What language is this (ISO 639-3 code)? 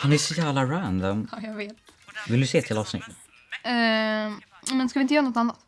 swe